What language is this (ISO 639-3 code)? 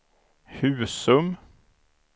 swe